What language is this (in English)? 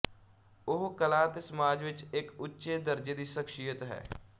Punjabi